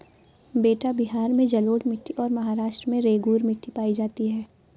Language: Hindi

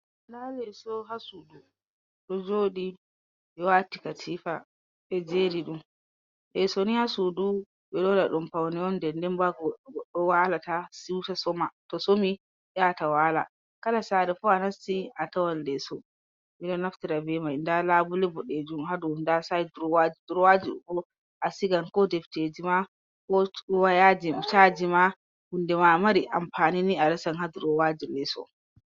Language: Fula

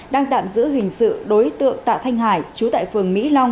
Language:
Vietnamese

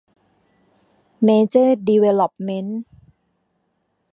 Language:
Thai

